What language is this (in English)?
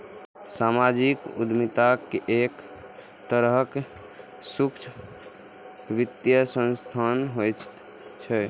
Maithili